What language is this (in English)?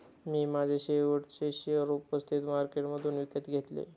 Marathi